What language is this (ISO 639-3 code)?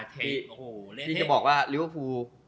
tha